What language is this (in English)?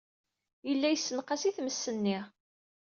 Kabyle